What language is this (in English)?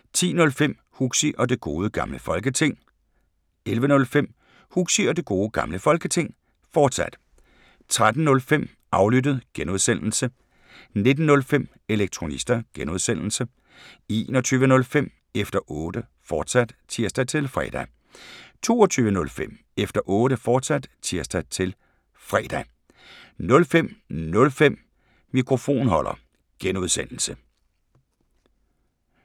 Danish